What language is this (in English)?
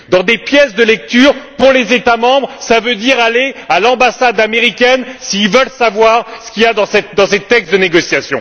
French